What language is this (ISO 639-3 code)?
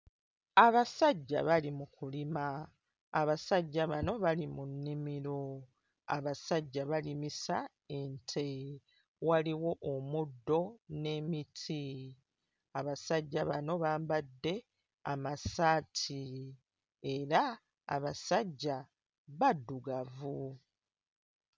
lug